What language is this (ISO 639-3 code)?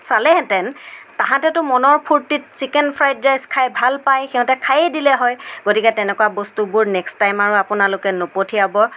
asm